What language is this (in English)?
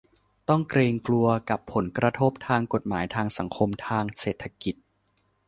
Thai